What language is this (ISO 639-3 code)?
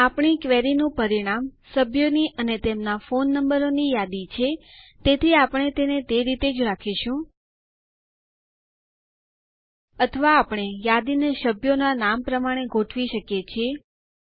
guj